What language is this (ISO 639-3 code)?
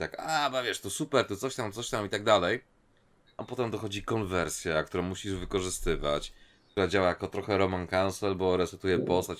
pol